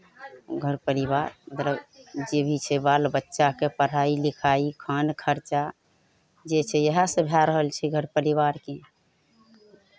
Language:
Maithili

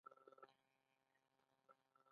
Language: Pashto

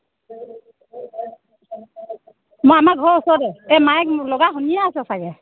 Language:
Assamese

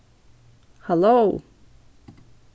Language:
Faroese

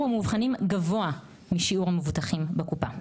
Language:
Hebrew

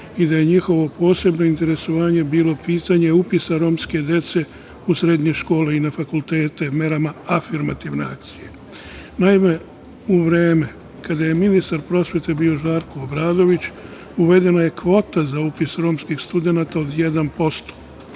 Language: Serbian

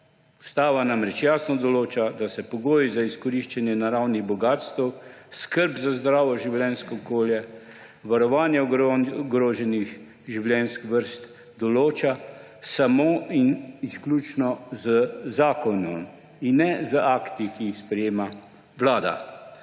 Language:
Slovenian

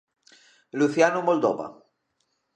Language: Galician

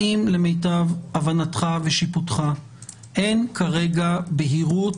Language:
Hebrew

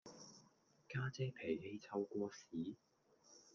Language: Cantonese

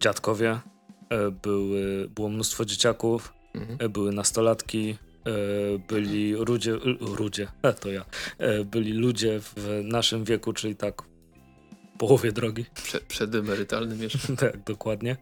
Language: Polish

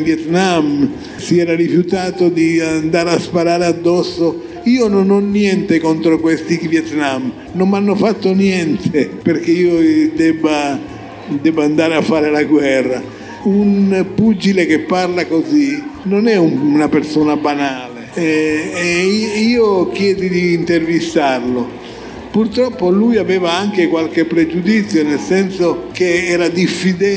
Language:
Italian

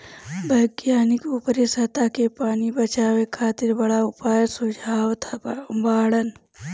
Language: Bhojpuri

